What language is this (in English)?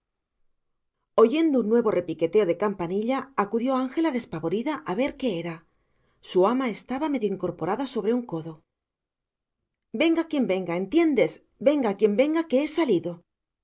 Spanish